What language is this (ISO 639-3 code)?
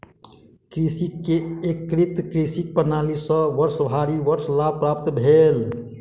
mai